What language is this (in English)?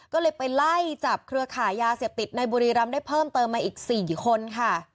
Thai